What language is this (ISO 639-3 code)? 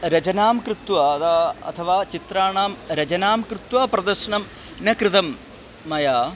san